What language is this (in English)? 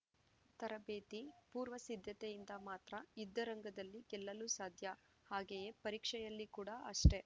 Kannada